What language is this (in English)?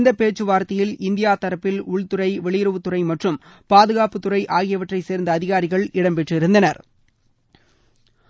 Tamil